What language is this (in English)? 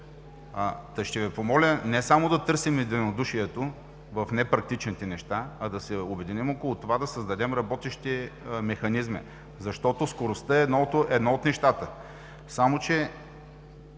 Bulgarian